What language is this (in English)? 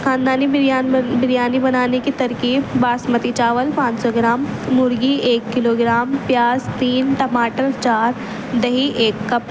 Urdu